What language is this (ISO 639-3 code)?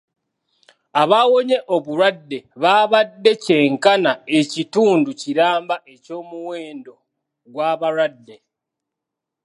lug